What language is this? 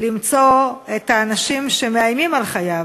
Hebrew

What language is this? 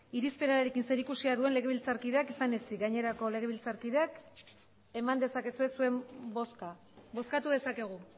Basque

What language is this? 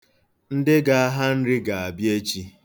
Igbo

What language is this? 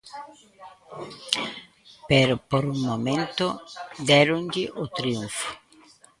Galician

